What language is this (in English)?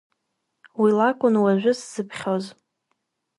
Abkhazian